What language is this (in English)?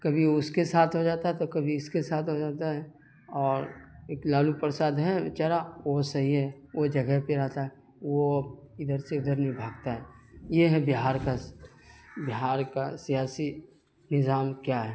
Urdu